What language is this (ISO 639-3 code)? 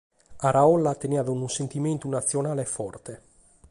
srd